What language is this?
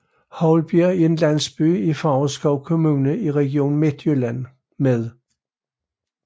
Danish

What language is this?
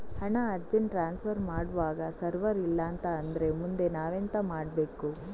Kannada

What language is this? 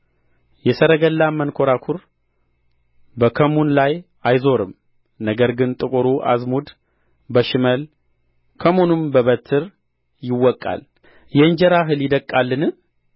Amharic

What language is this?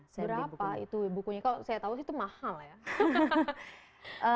Indonesian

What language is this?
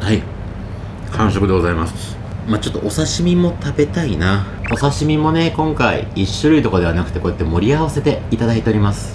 Japanese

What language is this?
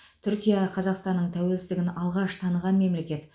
Kazakh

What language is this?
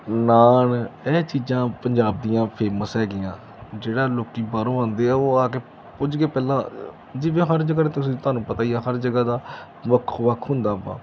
Punjabi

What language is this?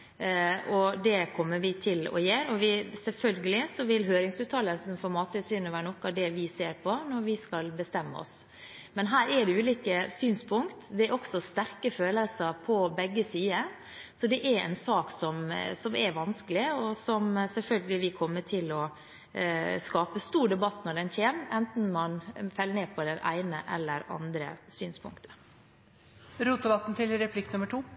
Norwegian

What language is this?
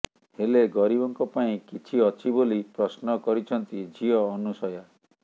Odia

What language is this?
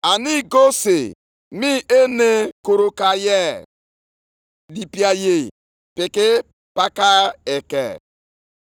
Igbo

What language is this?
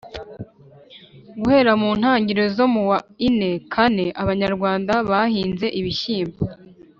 Kinyarwanda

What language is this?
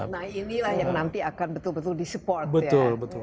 Indonesian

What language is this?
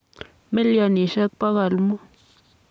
Kalenjin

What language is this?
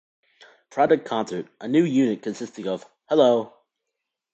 English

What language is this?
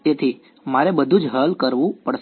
Gujarati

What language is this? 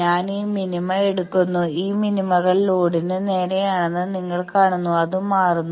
Malayalam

